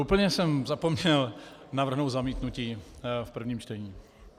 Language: Czech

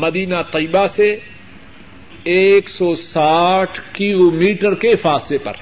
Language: Urdu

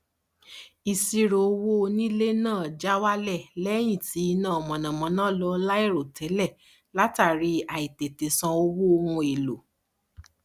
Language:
Yoruba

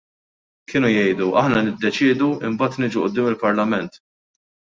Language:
Maltese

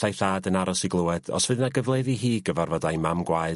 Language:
Welsh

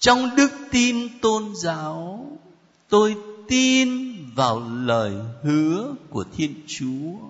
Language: Vietnamese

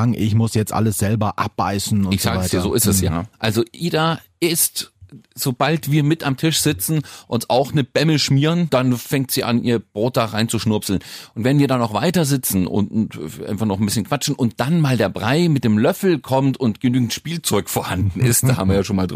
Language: German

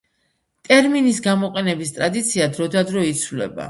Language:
Georgian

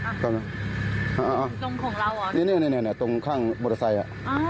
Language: Thai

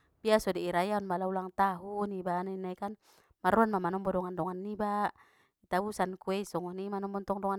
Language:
Batak Mandailing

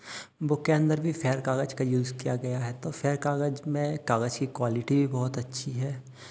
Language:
Hindi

